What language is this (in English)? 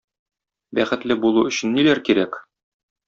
Tatar